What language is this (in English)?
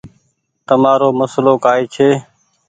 Goaria